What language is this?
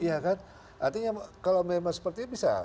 Indonesian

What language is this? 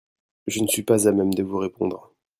French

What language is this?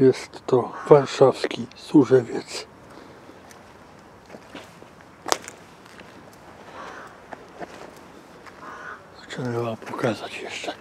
Polish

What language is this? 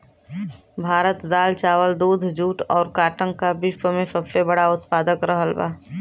Bhojpuri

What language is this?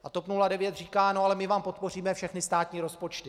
Czech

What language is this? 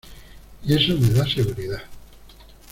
Spanish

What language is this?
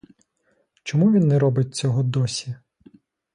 Ukrainian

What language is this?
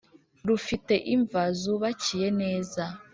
Kinyarwanda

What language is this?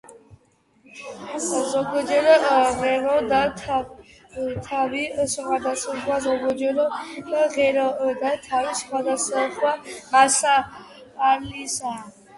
Georgian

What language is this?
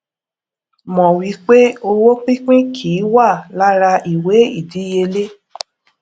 Yoruba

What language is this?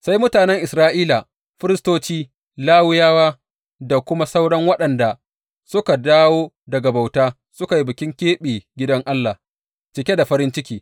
Hausa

